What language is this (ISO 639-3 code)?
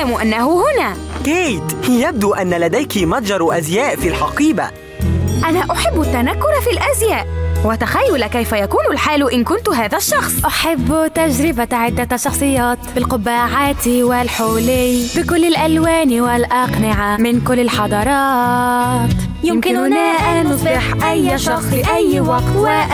ara